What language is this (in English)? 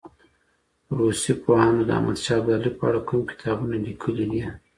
Pashto